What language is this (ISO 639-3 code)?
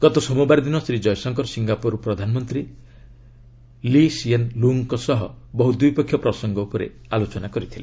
ori